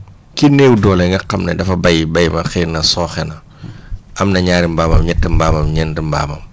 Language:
Wolof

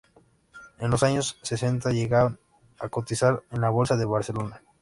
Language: Spanish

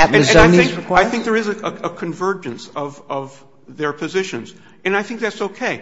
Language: English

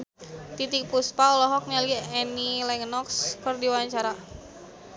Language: Sundanese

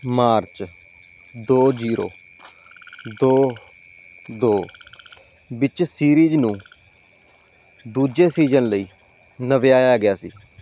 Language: Punjabi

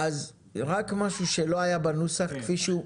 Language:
Hebrew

